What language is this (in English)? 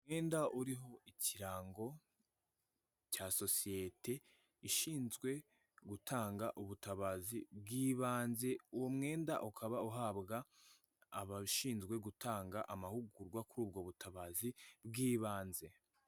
Kinyarwanda